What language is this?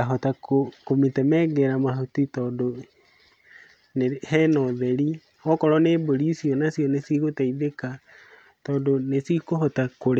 Kikuyu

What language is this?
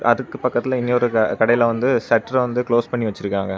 Tamil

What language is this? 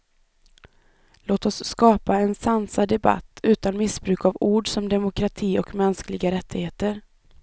Swedish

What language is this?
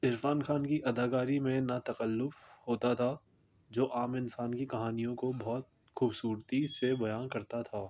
Urdu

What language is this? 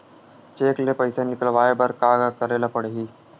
Chhattisgarhi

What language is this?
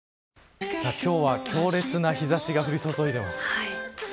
Japanese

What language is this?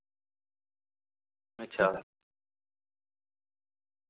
Dogri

